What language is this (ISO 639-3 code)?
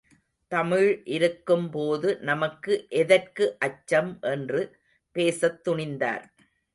tam